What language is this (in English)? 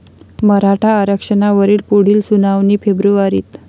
Marathi